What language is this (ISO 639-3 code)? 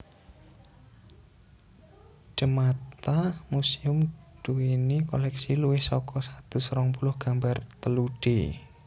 jav